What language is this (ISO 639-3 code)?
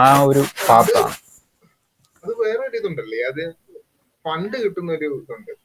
mal